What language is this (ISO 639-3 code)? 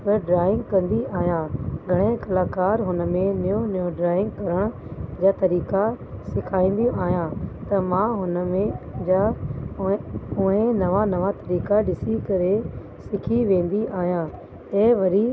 snd